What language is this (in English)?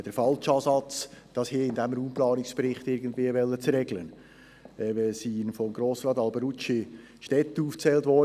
Swiss German